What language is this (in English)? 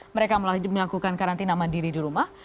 Indonesian